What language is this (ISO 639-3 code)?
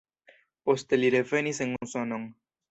epo